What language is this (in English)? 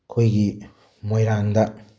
Manipuri